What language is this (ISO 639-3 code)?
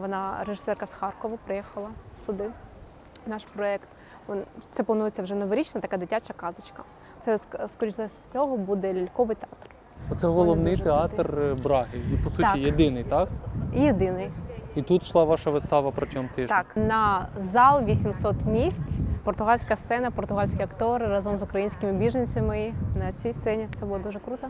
ukr